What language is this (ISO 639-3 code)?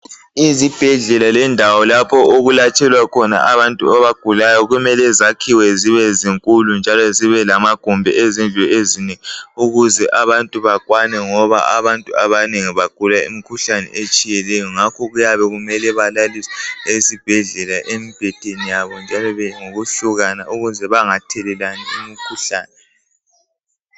nde